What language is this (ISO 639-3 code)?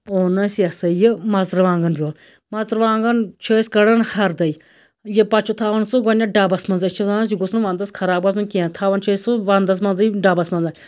kas